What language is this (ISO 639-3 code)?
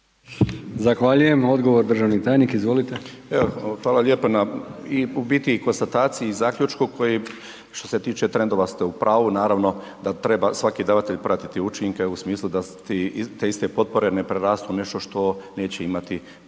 hrv